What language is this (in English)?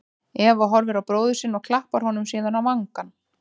Icelandic